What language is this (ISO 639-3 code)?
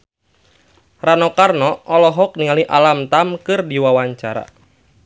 sun